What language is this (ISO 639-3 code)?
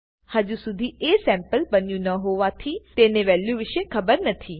guj